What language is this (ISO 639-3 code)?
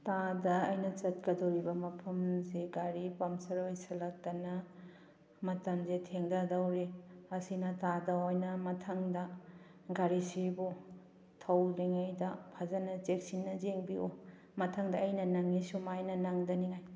mni